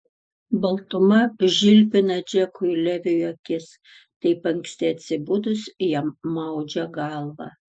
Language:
Lithuanian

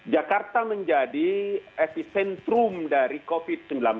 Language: Indonesian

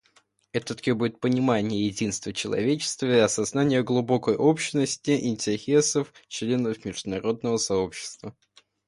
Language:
Russian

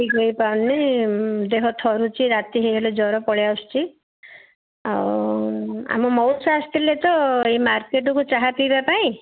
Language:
Odia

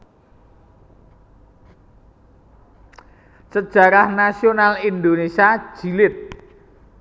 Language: Javanese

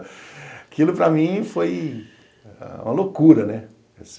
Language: Portuguese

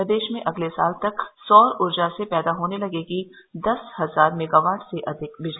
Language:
Hindi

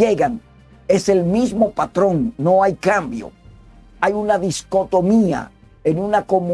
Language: Spanish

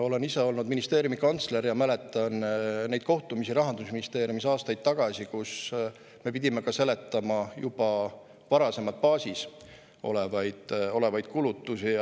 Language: Estonian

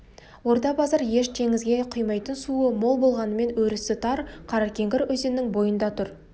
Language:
Kazakh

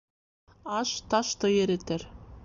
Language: Bashkir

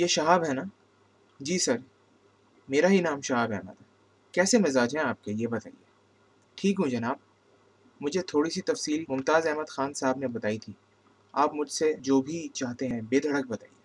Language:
Urdu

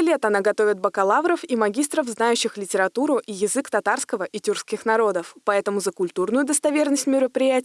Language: Russian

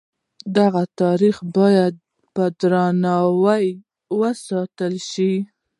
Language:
Pashto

